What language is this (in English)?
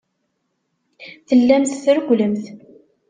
Kabyle